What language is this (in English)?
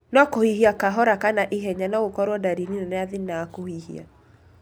Kikuyu